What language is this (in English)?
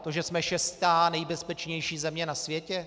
Czech